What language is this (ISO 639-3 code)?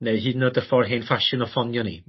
cym